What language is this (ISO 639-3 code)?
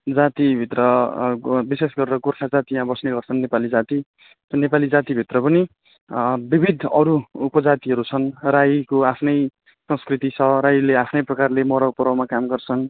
nep